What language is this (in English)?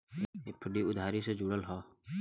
Bhojpuri